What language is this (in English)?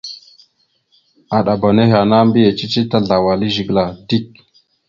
Mada (Cameroon)